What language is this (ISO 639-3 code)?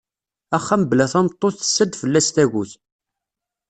kab